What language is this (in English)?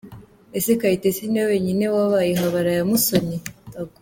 Kinyarwanda